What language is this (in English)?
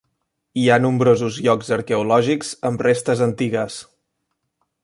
Catalan